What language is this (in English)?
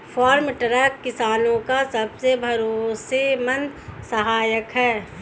Hindi